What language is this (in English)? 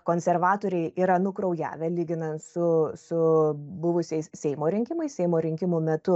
Lithuanian